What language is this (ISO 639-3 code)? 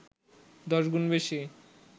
ben